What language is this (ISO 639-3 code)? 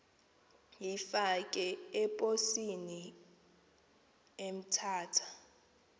xho